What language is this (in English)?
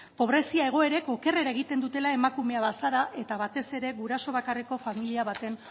Basque